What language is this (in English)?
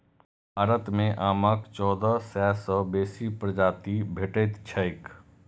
Maithili